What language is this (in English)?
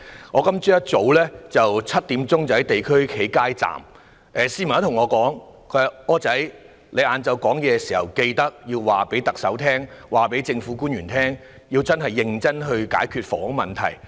Cantonese